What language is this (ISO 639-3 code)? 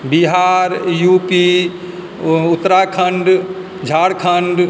mai